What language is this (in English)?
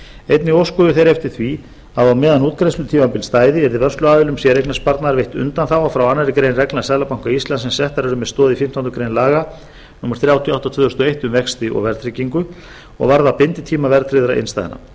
Icelandic